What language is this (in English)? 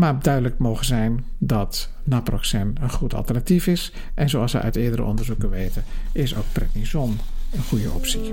Dutch